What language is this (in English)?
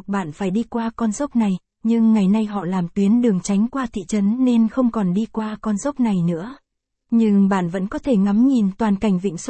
Vietnamese